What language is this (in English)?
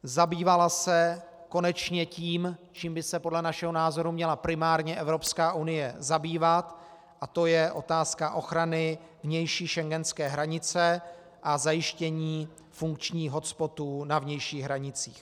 Czech